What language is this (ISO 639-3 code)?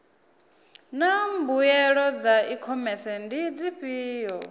ven